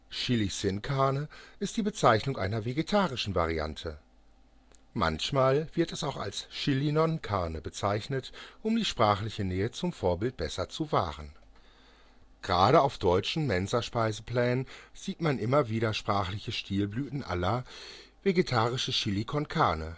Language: German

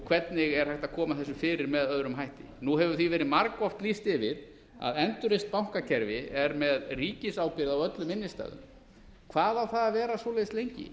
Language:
Icelandic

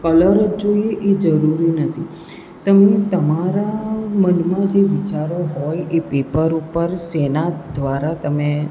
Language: Gujarati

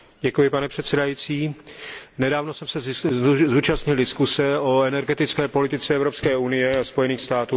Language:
Czech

